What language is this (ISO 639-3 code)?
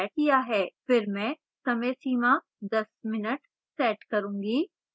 hin